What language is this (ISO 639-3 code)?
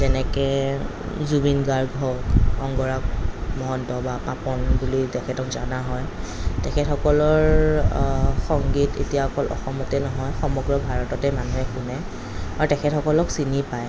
asm